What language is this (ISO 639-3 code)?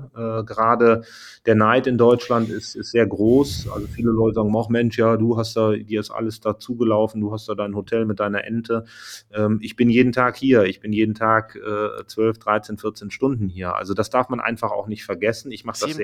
deu